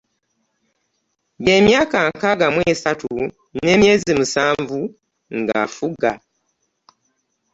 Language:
Ganda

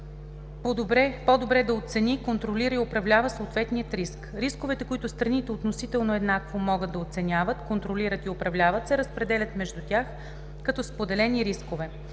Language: Bulgarian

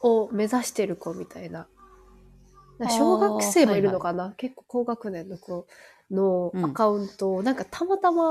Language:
Japanese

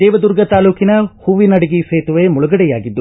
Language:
Kannada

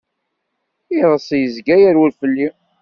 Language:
Kabyle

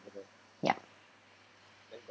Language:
English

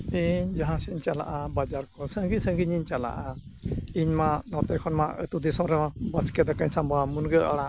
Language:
Santali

